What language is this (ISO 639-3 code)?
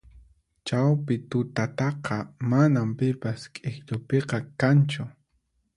qxp